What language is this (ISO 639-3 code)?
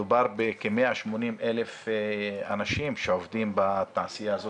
heb